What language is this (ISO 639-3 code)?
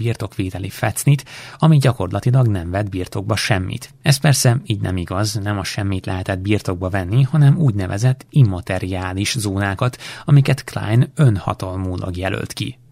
hun